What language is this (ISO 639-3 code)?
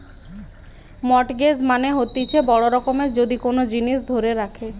ben